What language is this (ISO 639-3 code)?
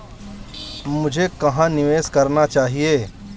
hin